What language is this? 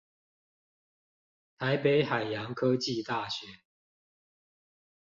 Chinese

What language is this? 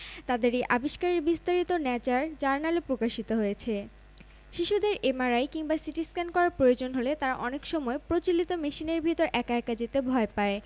Bangla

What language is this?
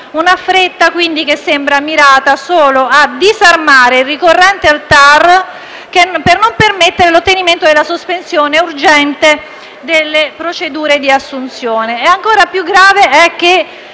Italian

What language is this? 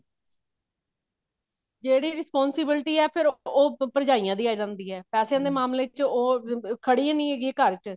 Punjabi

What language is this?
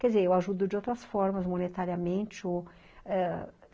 Portuguese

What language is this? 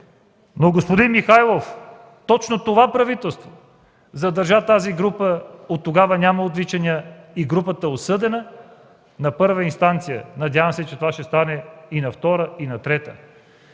Bulgarian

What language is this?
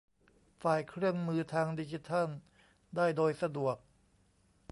Thai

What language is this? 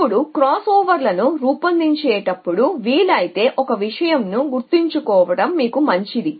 Telugu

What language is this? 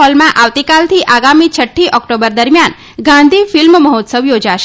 Gujarati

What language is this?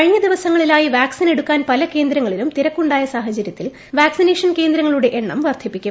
Malayalam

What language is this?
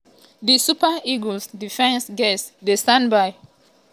Nigerian Pidgin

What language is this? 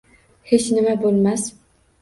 Uzbek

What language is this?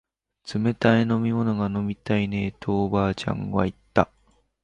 Japanese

